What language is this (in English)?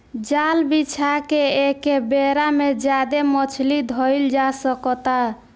Bhojpuri